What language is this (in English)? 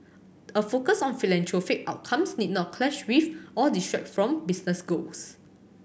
English